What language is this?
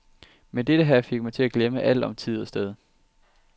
Danish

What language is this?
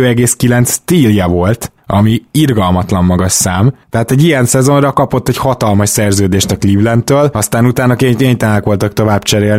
Hungarian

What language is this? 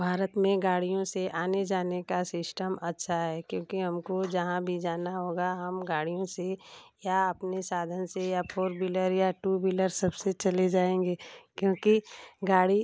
Hindi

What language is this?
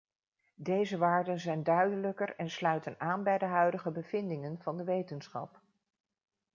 Dutch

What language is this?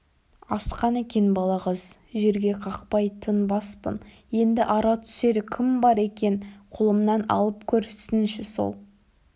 Kazakh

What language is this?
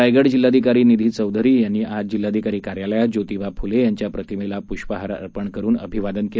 Marathi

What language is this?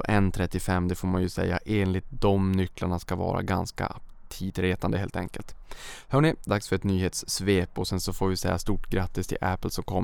Swedish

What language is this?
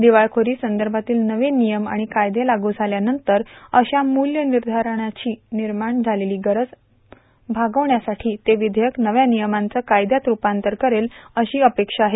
Marathi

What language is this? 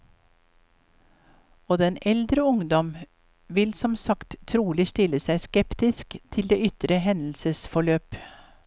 Norwegian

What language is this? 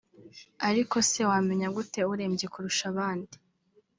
Kinyarwanda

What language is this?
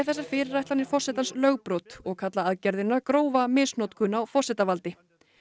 Icelandic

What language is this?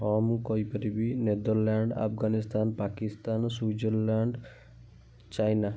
Odia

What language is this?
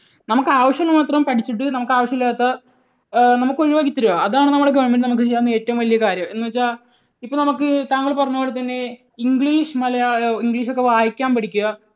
Malayalam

